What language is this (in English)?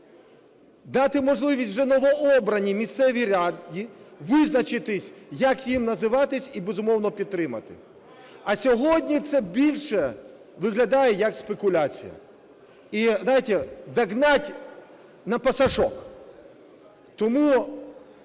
Ukrainian